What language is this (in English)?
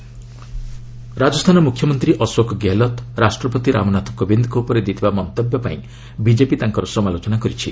Odia